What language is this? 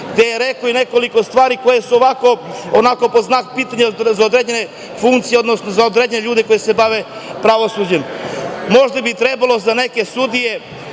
Serbian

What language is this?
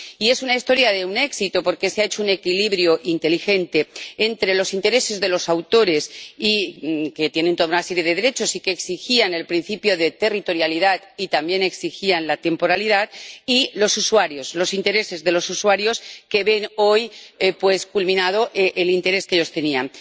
Spanish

